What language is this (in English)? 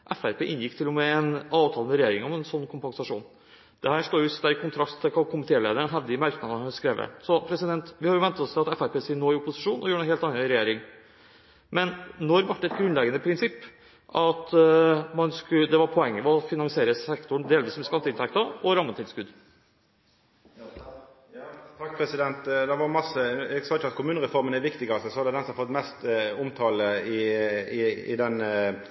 Norwegian